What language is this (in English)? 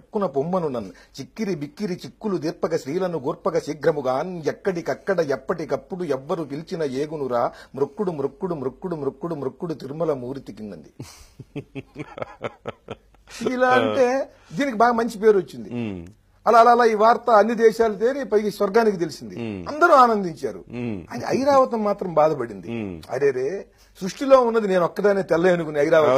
Telugu